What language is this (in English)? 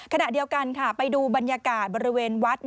Thai